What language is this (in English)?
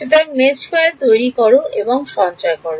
Bangla